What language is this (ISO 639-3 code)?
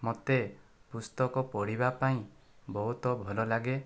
ori